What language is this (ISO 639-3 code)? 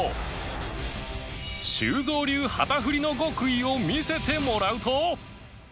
jpn